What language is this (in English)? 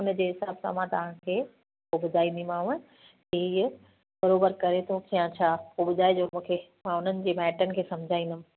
Sindhi